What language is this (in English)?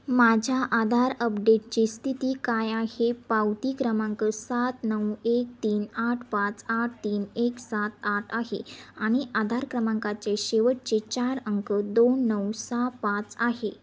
Marathi